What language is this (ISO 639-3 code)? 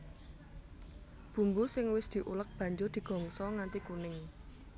jav